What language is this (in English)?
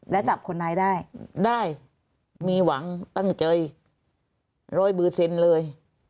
Thai